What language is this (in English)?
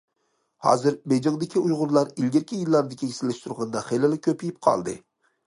Uyghur